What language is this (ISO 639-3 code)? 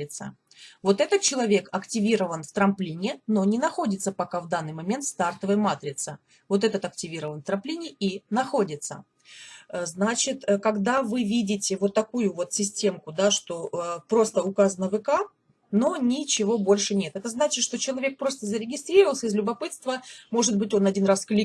rus